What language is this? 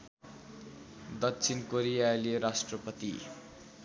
Nepali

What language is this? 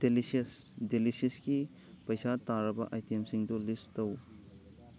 Manipuri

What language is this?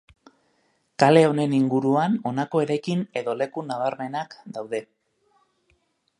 Basque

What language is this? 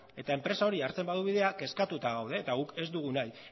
Basque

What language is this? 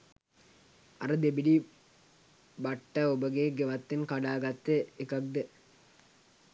Sinhala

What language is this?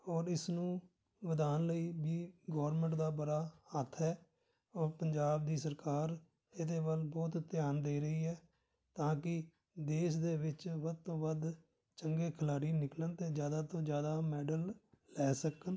Punjabi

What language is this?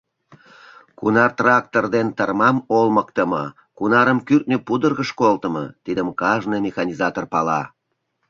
Mari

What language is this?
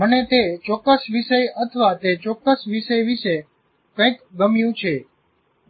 Gujarati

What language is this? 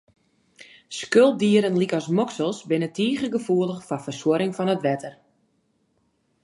Western Frisian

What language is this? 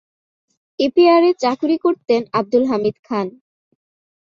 Bangla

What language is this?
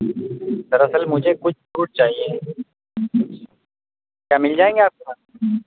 Urdu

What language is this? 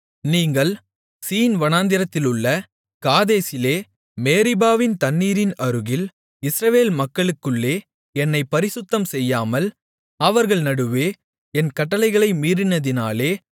Tamil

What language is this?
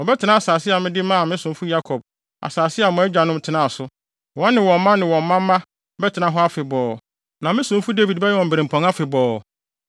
Akan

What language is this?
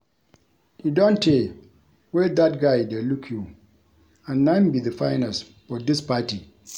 Nigerian Pidgin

